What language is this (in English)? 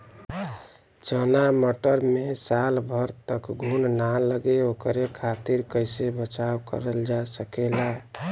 Bhojpuri